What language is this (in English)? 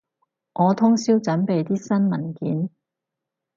Cantonese